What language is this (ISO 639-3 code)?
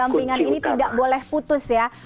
ind